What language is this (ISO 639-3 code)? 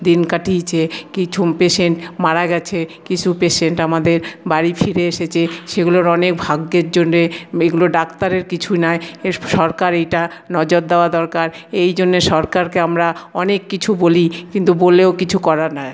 ben